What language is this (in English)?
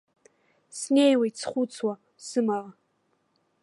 Abkhazian